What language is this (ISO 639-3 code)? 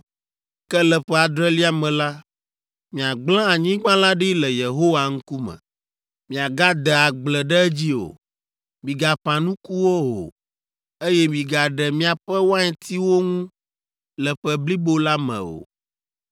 ewe